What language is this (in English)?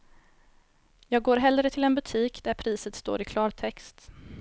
Swedish